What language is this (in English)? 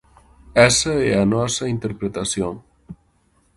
Galician